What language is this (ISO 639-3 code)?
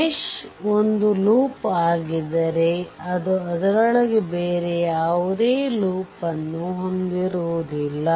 kan